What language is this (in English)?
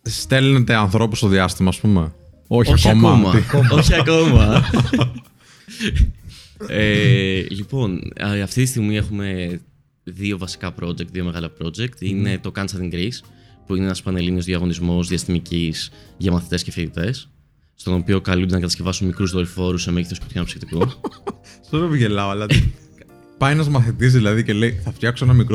Greek